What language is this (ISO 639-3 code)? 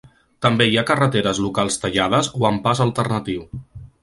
cat